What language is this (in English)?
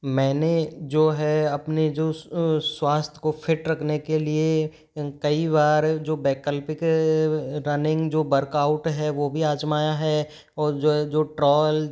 Hindi